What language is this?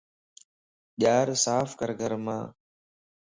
Lasi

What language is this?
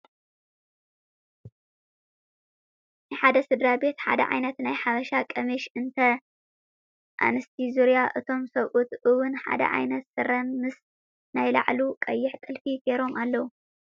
Tigrinya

